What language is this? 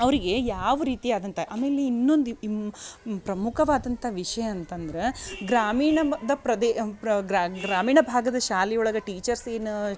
Kannada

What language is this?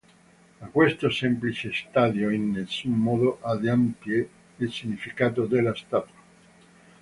Italian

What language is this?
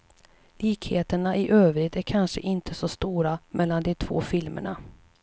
Swedish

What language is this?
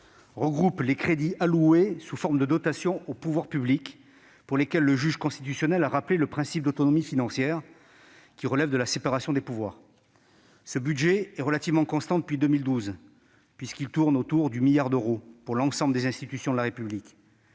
French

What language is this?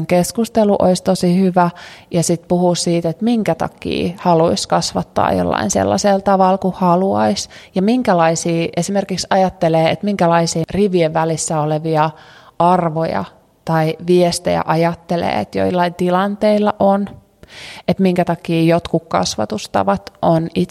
Finnish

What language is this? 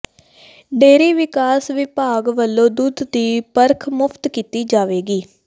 Punjabi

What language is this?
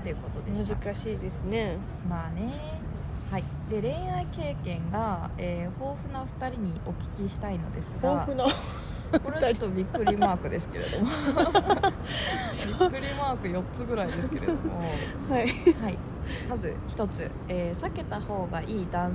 Japanese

